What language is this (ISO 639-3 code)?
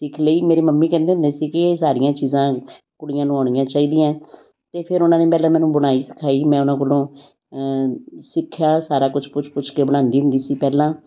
pan